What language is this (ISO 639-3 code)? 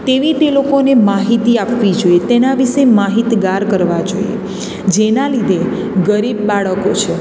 guj